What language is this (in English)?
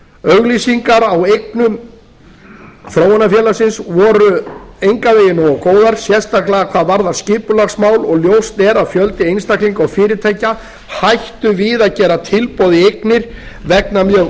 Icelandic